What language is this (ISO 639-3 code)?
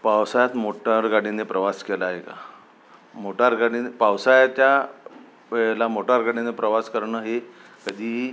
mar